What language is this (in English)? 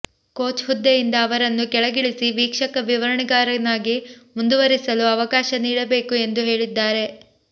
Kannada